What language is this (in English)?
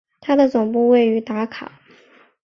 Chinese